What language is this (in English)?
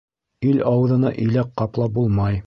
Bashkir